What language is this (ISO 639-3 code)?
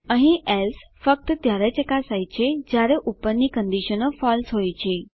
guj